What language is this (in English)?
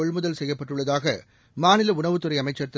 Tamil